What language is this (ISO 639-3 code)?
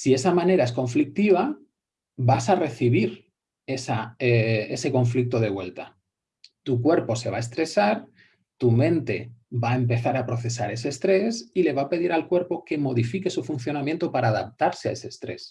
spa